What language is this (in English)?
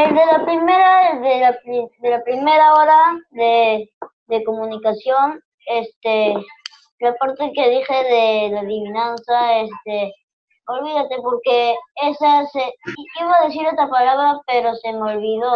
Spanish